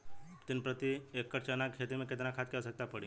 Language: Bhojpuri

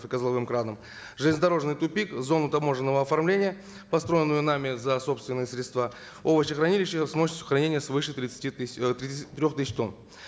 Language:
Kazakh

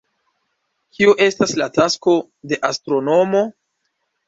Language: Esperanto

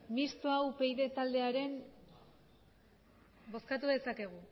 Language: Basque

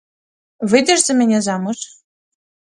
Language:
Belarusian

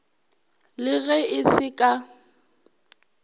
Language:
Northern Sotho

